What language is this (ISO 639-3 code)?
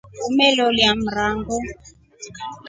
rof